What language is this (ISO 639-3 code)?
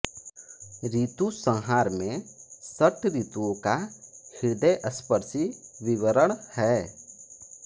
hin